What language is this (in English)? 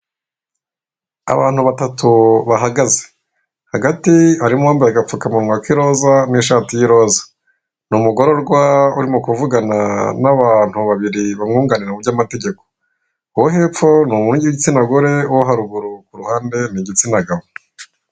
Kinyarwanda